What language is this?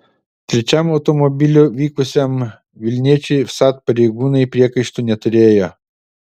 Lithuanian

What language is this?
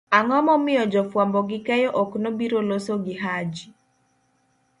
Luo (Kenya and Tanzania)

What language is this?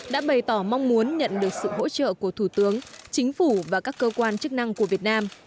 Vietnamese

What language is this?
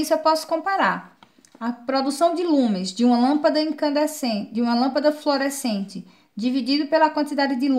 Portuguese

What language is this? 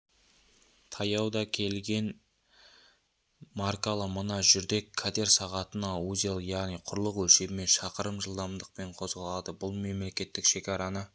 Kazakh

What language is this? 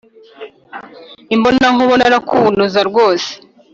Kinyarwanda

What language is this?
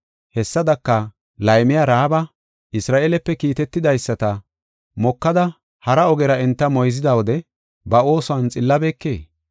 Gofa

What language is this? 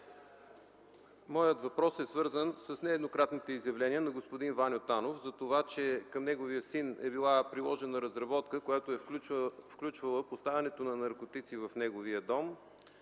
Bulgarian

